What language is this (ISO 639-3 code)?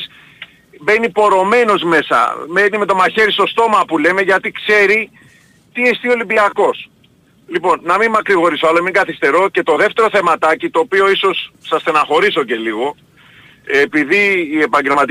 ell